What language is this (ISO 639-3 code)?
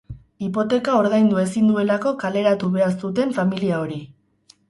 eus